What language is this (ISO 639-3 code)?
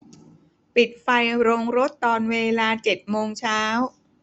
tha